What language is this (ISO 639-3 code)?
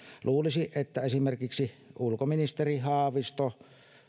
fin